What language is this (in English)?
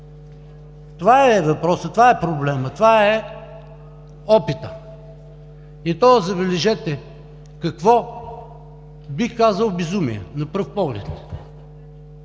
Bulgarian